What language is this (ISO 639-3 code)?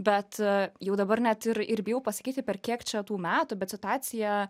lit